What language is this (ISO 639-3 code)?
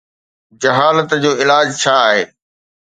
snd